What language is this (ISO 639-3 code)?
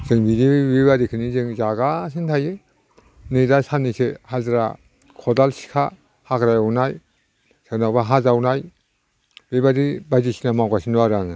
brx